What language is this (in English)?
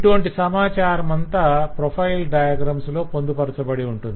Telugu